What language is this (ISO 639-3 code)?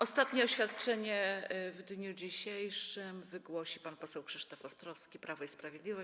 pol